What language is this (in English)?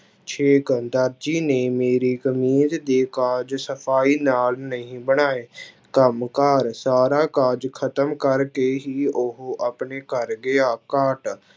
Punjabi